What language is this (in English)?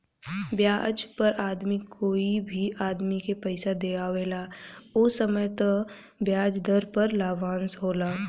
Bhojpuri